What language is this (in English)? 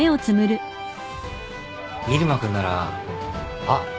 Japanese